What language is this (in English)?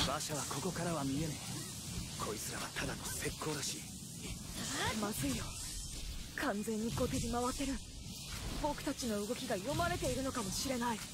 Japanese